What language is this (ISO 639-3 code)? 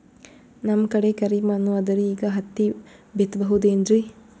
kan